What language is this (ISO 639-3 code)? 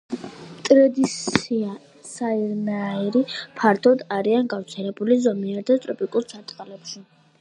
kat